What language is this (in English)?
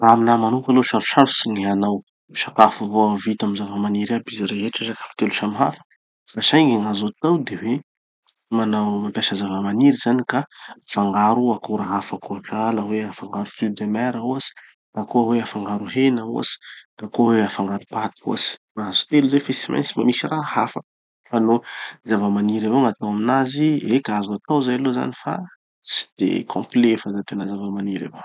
Tanosy Malagasy